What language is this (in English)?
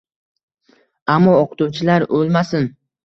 Uzbek